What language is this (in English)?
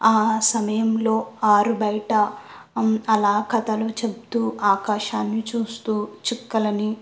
Telugu